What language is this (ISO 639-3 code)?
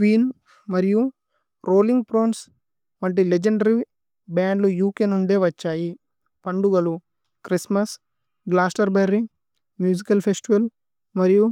tcy